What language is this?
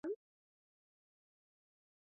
Swahili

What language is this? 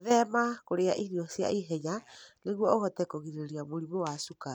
Kikuyu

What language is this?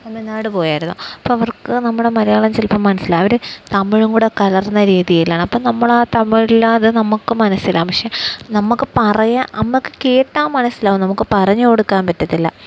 Malayalam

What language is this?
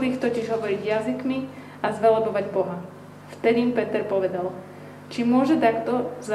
Slovak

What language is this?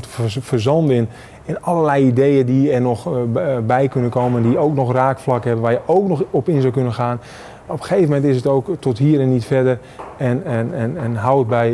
Dutch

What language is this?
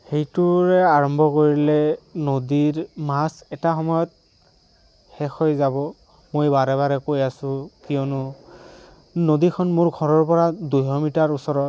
Assamese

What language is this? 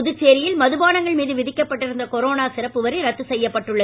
Tamil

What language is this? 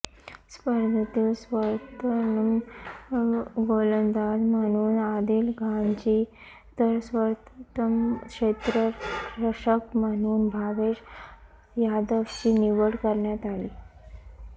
Marathi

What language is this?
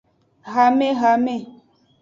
Aja (Benin)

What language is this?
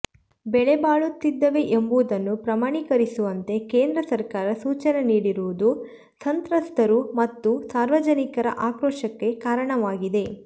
Kannada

